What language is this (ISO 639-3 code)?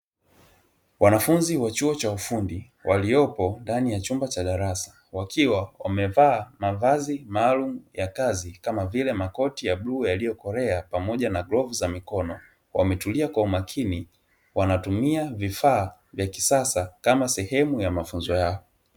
swa